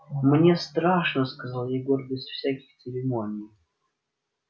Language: Russian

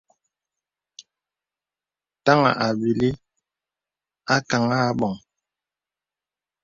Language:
Bebele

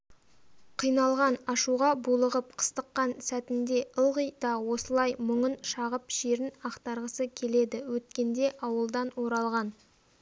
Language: Kazakh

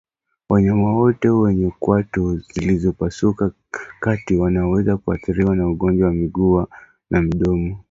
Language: Swahili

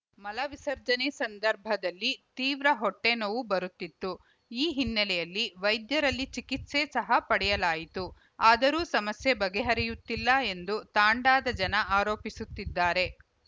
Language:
Kannada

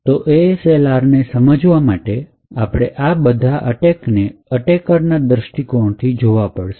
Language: Gujarati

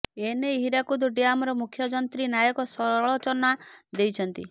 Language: Odia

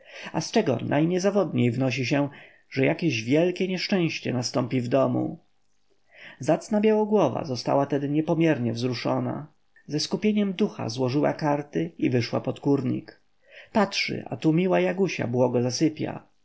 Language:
Polish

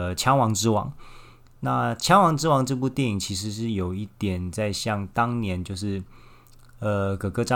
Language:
Chinese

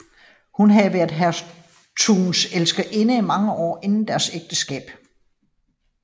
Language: Danish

